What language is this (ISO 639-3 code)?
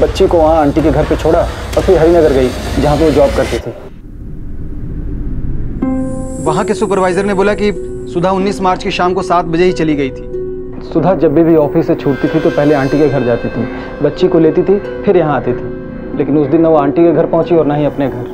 hin